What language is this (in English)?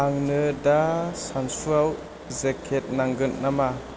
Bodo